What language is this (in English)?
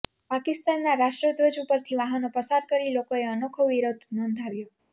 Gujarati